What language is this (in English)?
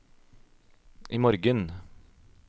Norwegian